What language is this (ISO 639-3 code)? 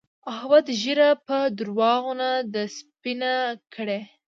pus